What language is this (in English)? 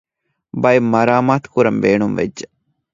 Divehi